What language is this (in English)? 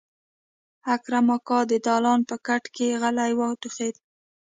Pashto